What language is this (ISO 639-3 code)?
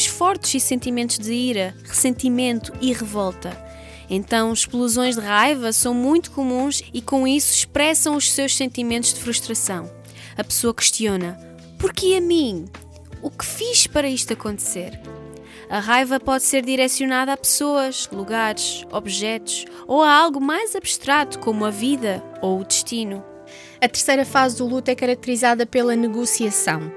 por